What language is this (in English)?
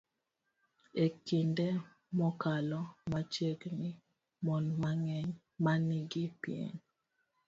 Luo (Kenya and Tanzania)